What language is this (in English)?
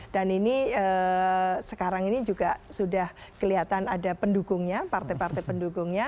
Indonesian